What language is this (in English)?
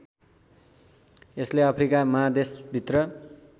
Nepali